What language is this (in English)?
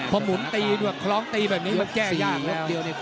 Thai